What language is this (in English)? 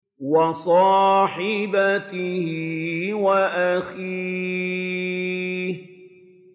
Arabic